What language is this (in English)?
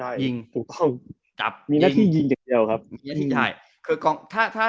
Thai